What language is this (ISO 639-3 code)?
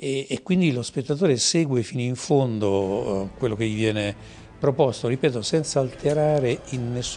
ita